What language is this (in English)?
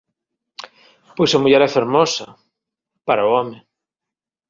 Galician